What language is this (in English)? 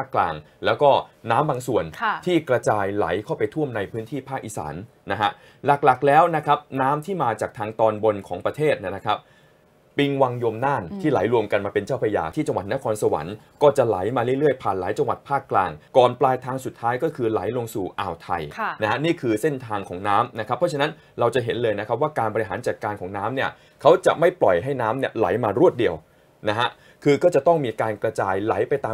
Thai